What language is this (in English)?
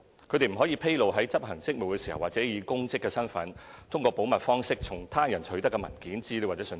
Cantonese